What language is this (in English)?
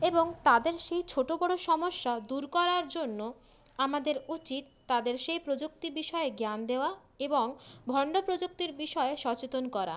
Bangla